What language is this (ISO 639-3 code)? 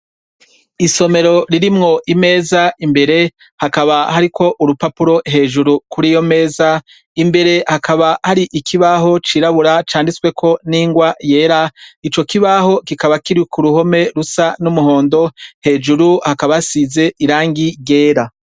run